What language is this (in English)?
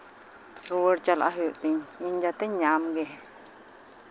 Santali